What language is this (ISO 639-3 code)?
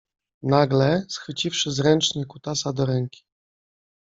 pol